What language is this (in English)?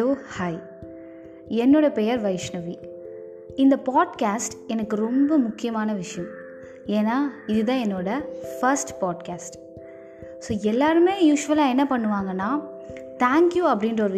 Tamil